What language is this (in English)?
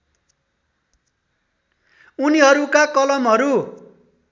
Nepali